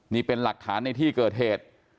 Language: Thai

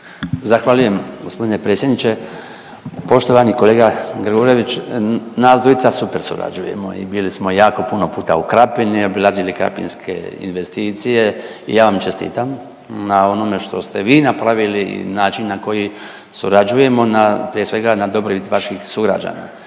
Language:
Croatian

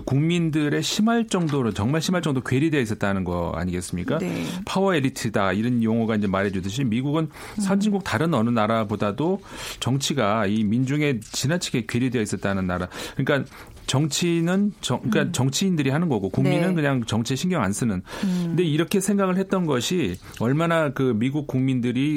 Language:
Korean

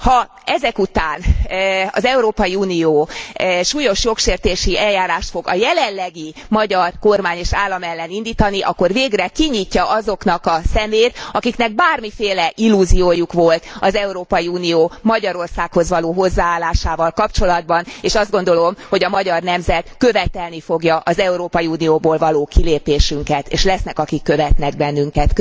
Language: Hungarian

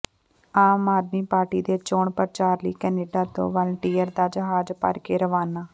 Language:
Punjabi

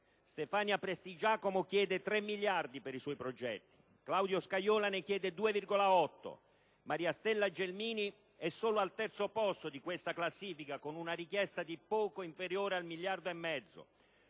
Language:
Italian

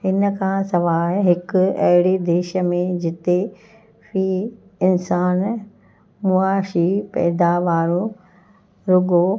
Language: Sindhi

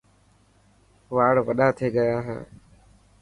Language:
Dhatki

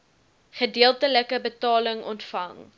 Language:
Afrikaans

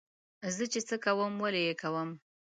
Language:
Pashto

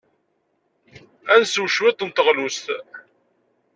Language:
Kabyle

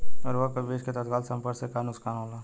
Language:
Bhojpuri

